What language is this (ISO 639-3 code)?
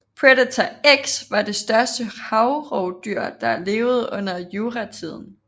dan